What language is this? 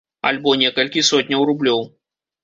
Belarusian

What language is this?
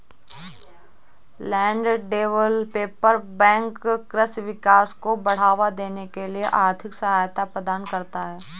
Hindi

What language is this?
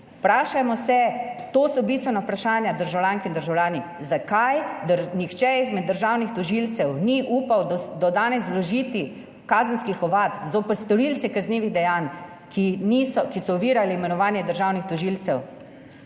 Slovenian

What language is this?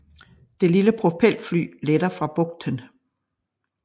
Danish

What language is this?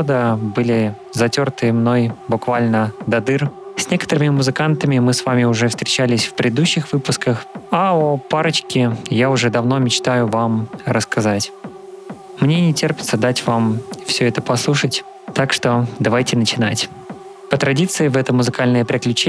Russian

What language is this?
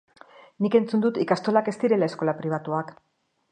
Basque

